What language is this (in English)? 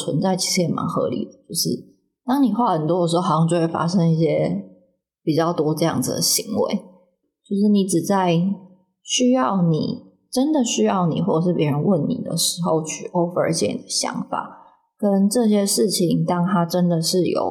Chinese